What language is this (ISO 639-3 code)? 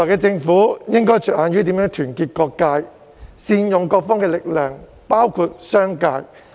yue